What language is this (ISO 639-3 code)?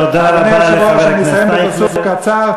heb